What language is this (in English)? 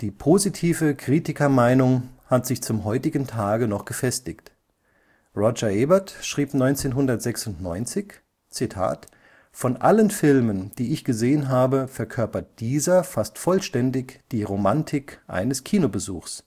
German